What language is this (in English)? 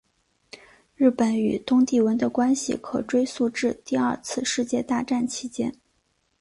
Chinese